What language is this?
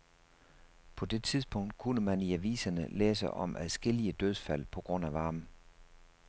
Danish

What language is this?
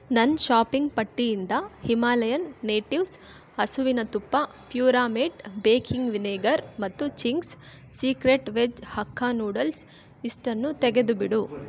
Kannada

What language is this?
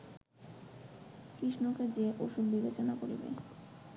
Bangla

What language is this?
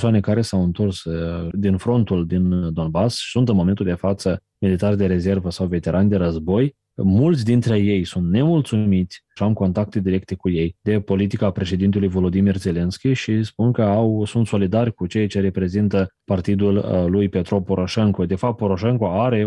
Romanian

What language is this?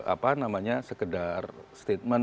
Indonesian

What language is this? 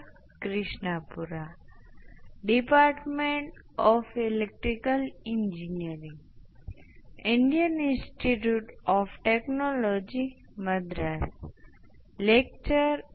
Gujarati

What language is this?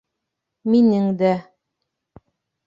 Bashkir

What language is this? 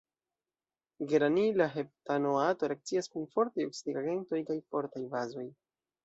Esperanto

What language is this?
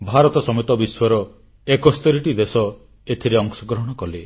Odia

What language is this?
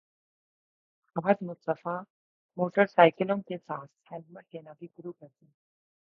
Urdu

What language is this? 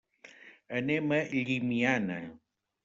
Catalan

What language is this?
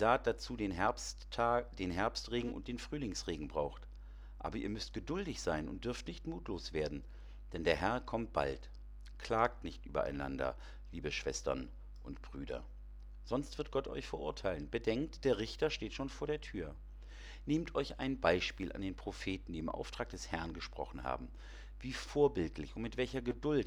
German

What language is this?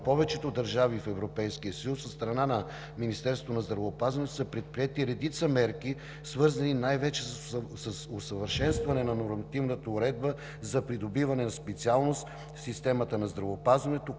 Bulgarian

